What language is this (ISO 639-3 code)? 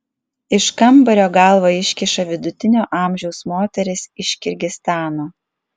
lit